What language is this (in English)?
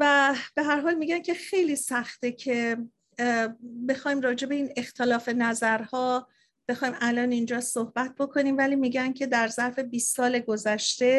Persian